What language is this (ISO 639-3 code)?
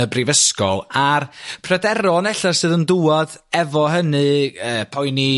cym